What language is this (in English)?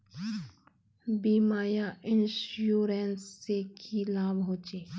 Magahi